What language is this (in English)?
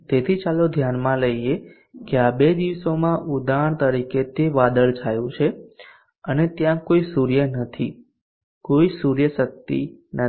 Gujarati